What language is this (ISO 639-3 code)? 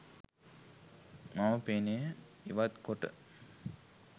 sin